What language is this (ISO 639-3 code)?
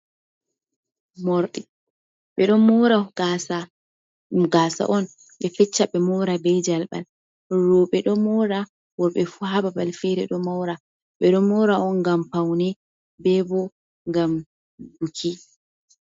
ful